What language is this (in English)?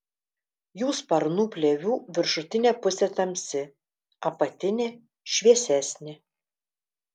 Lithuanian